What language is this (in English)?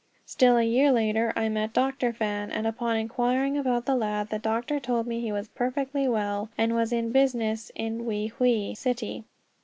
English